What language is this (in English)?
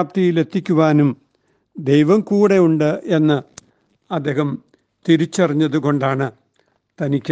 Malayalam